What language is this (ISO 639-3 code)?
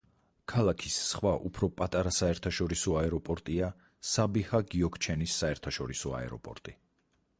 kat